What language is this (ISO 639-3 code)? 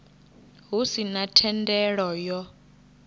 ven